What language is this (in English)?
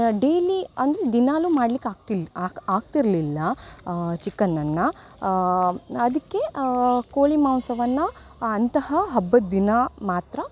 Kannada